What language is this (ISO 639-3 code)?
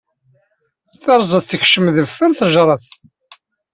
kab